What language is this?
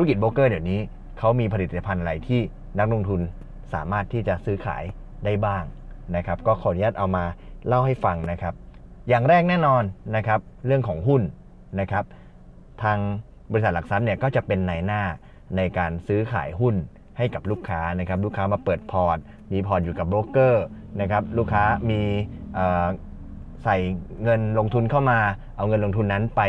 Thai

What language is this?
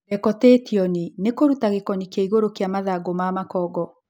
Kikuyu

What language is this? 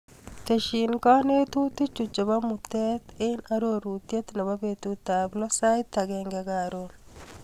Kalenjin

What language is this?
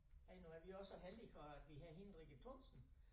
Danish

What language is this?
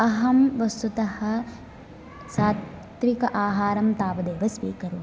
Sanskrit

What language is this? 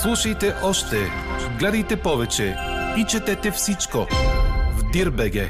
Bulgarian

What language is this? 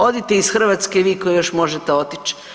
Croatian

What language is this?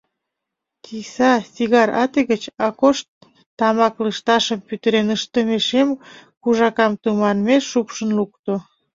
Mari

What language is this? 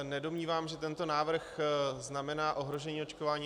Czech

